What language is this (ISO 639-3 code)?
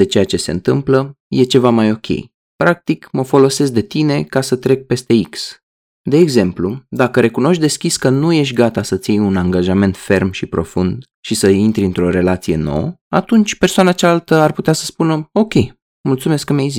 ron